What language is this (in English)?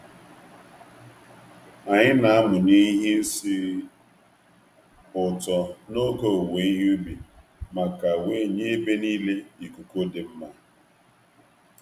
Igbo